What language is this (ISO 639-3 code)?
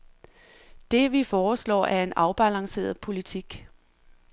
dan